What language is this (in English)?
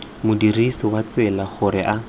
Tswana